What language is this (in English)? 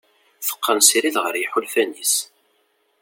Kabyle